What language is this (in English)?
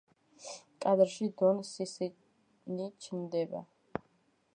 Georgian